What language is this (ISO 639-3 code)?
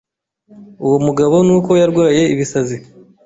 kin